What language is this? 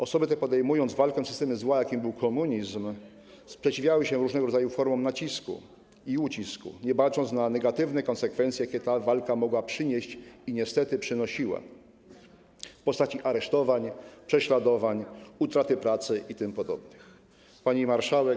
Polish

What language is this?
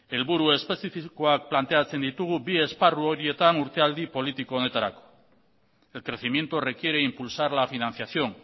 Basque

